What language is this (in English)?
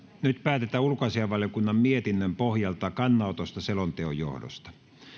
Finnish